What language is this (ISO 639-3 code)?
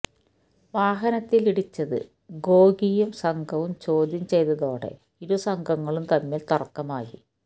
mal